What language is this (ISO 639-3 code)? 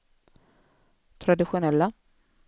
swe